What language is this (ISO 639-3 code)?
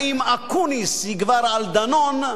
heb